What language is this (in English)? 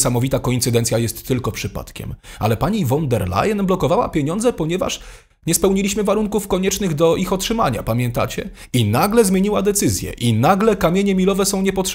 Polish